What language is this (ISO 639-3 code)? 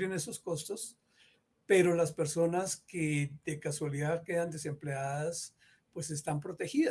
spa